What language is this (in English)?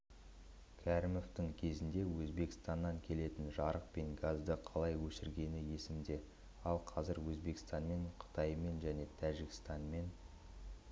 Kazakh